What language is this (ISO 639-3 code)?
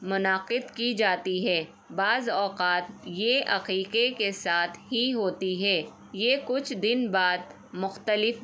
urd